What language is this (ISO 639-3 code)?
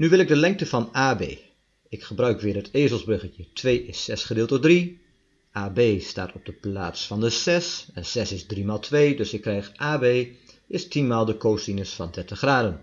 nld